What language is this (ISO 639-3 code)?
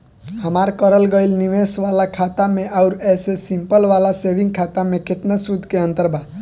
bho